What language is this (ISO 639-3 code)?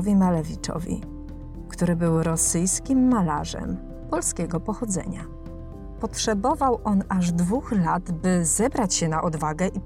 pol